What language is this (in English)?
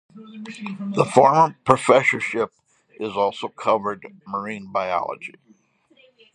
English